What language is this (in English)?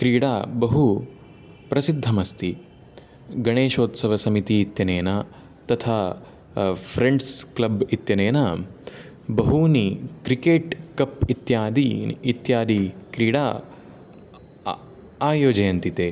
Sanskrit